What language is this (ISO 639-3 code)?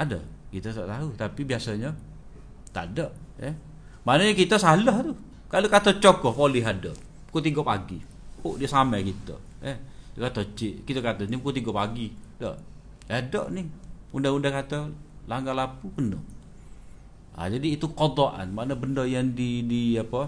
msa